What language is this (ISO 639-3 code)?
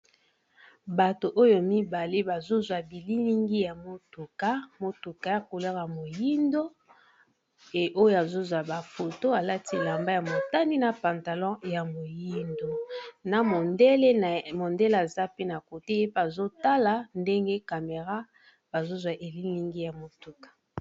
lin